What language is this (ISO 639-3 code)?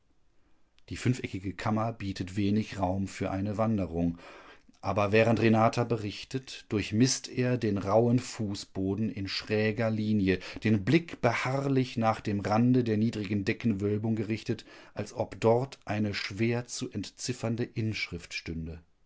deu